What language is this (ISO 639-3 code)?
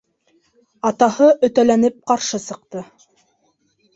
bak